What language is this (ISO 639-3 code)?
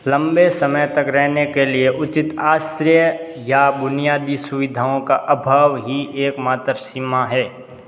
hin